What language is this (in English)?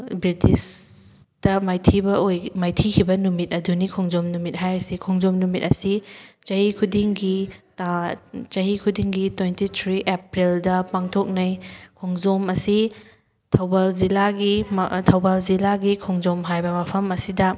Manipuri